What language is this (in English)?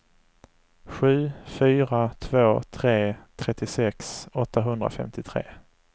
Swedish